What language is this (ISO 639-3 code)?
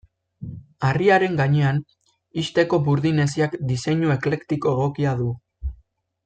eus